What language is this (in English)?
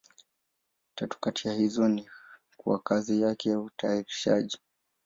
Swahili